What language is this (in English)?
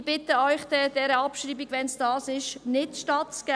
Swiss German